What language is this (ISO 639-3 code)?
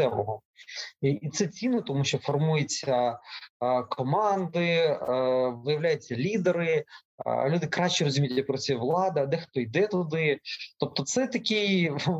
ukr